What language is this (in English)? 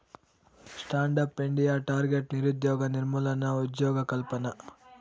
Telugu